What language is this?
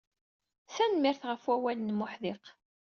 Kabyle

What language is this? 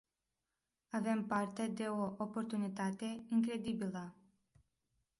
Romanian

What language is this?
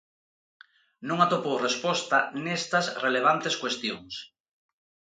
Galician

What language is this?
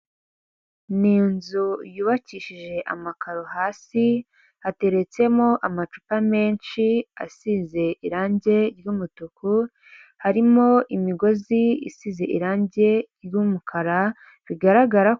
Kinyarwanda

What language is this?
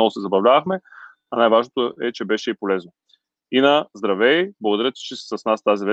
Bulgarian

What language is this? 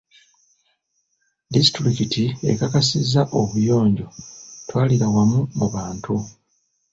Ganda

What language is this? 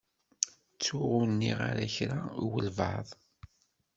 Kabyle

